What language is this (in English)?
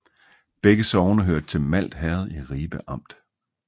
Danish